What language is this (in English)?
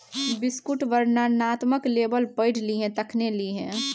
Maithili